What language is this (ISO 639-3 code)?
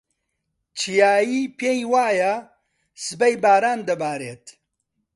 ckb